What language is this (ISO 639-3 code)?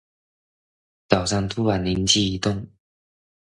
zho